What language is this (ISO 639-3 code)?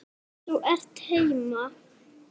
isl